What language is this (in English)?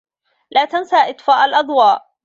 Arabic